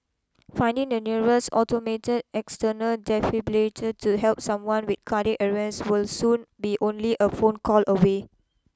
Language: English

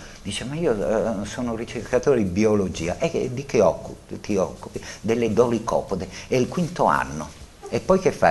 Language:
Italian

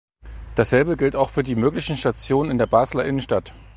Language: German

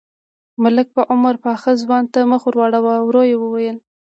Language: Pashto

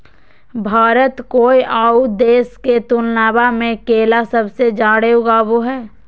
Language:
Magahi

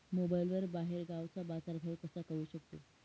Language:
Marathi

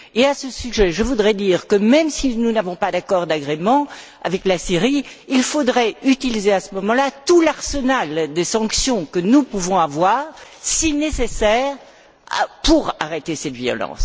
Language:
French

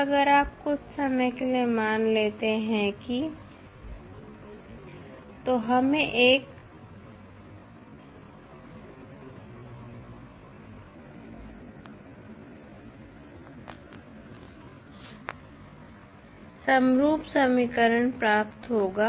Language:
Hindi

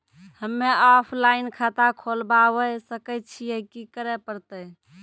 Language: Maithili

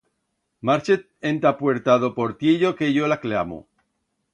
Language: Aragonese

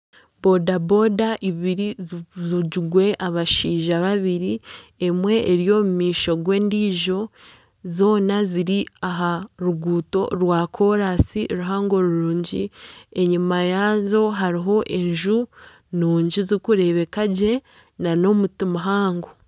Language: Nyankole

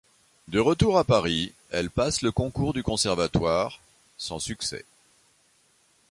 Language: French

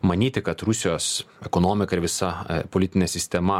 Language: Lithuanian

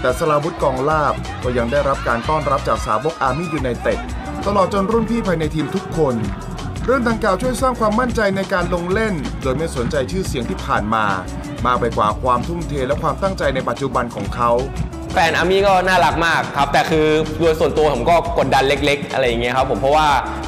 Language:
Thai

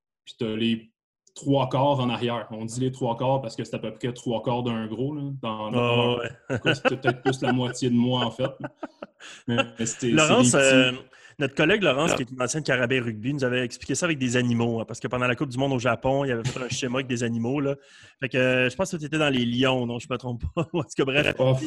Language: French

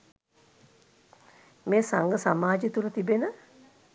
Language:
Sinhala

